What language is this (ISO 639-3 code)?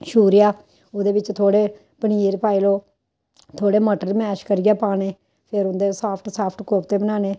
doi